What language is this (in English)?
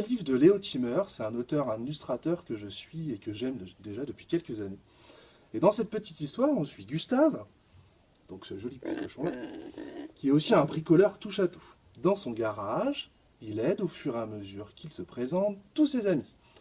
French